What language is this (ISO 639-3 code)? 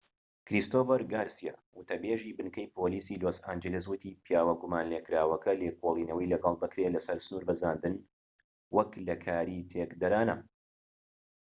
ckb